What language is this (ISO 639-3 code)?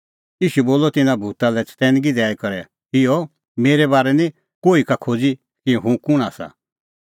kfx